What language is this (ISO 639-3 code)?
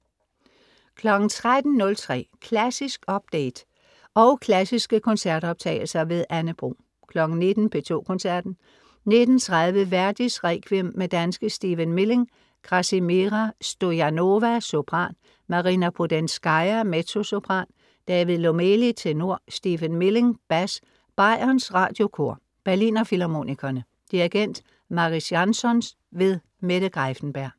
dan